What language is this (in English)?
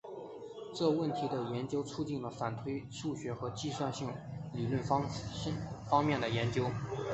Chinese